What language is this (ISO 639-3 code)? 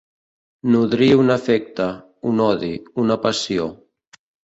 cat